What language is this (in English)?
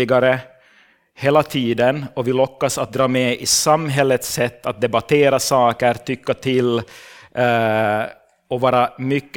Swedish